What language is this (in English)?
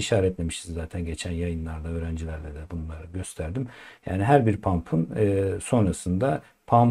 Turkish